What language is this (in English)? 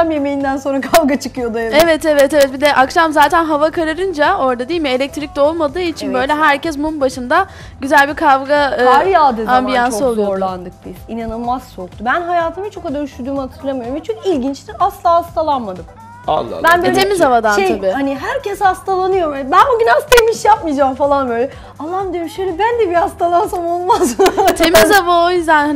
Turkish